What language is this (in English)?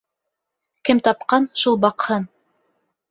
Bashkir